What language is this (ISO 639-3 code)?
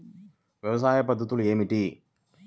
tel